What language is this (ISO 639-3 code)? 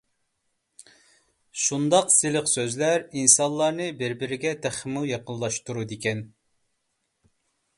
uig